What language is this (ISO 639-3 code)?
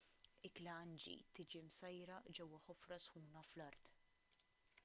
mlt